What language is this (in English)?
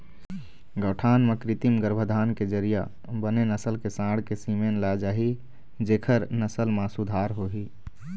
Chhattisgarhi